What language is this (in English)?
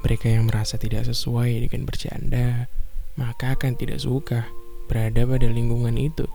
Indonesian